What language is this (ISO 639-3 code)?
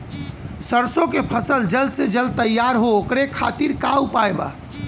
bho